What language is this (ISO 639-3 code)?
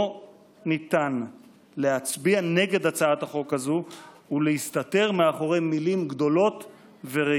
heb